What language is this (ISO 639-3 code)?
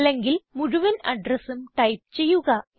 mal